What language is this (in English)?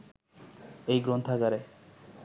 Bangla